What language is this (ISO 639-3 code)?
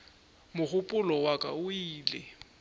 nso